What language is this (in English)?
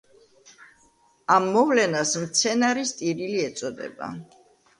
Georgian